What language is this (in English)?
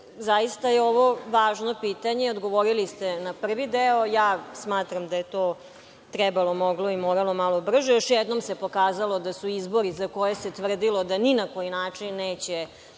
Serbian